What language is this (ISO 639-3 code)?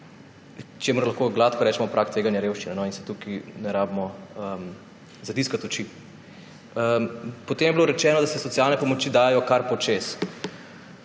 slv